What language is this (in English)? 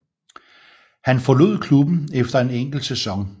Danish